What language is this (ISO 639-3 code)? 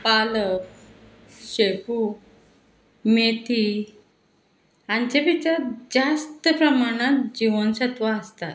kok